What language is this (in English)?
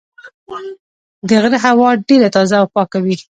Pashto